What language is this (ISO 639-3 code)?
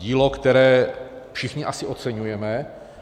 ces